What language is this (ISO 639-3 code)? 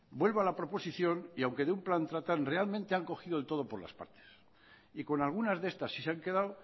spa